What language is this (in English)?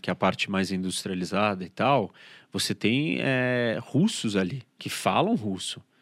Portuguese